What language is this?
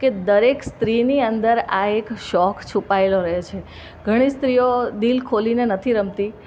Gujarati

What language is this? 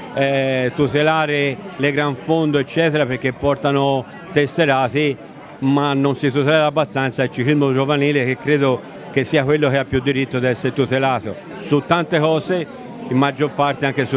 Italian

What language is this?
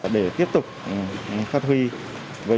Vietnamese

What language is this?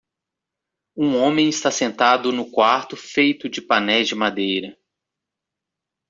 Portuguese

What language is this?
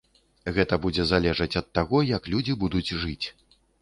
Belarusian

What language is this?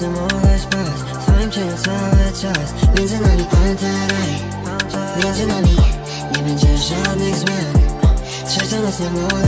Polish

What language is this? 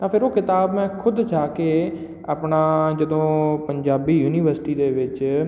Punjabi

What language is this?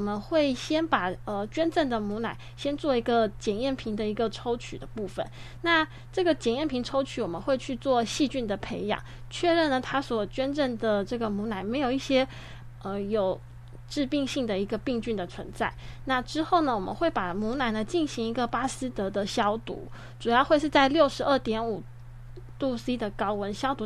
Chinese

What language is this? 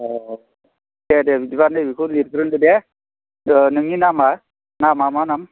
Bodo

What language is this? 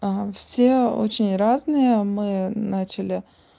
Russian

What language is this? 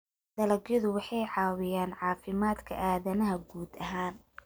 Somali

